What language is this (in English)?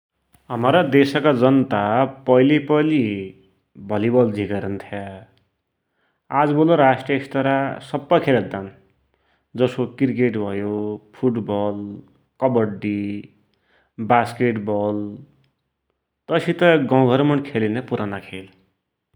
Dotyali